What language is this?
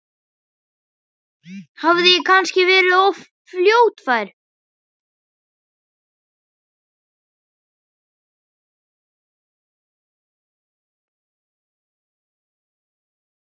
Icelandic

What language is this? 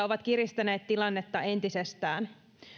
Finnish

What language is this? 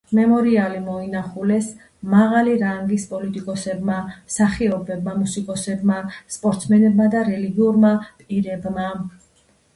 Georgian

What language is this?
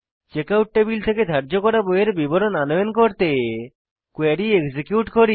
Bangla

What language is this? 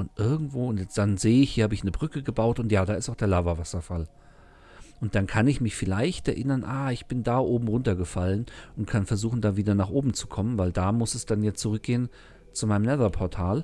German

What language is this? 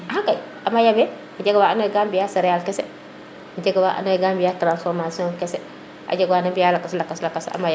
Serer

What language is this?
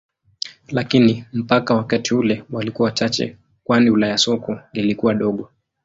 Swahili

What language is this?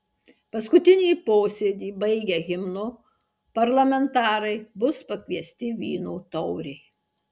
Lithuanian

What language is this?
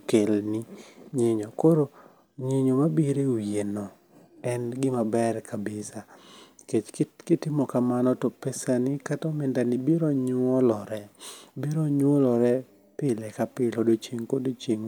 Luo (Kenya and Tanzania)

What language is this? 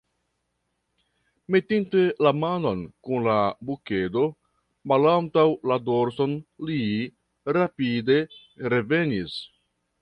Esperanto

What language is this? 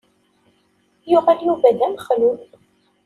Kabyle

